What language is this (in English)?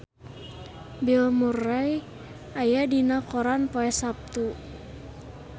Sundanese